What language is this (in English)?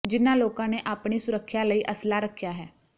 Punjabi